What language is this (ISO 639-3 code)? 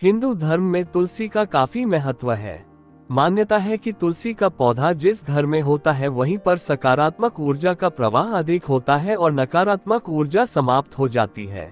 hin